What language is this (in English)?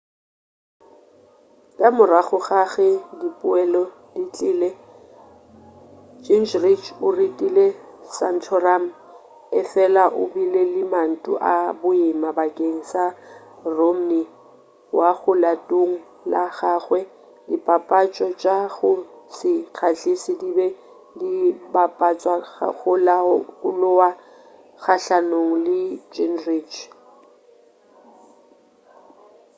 Northern Sotho